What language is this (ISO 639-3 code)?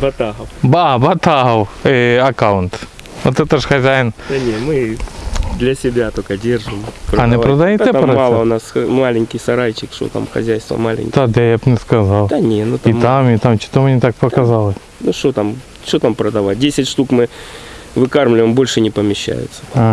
rus